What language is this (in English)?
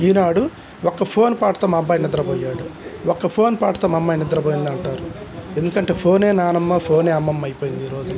Telugu